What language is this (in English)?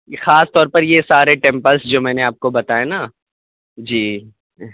Urdu